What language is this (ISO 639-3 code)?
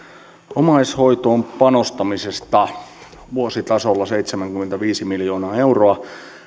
fin